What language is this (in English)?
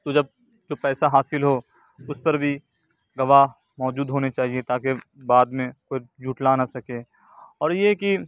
Urdu